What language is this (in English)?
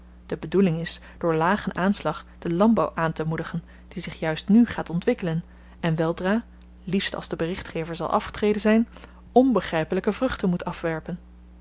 Dutch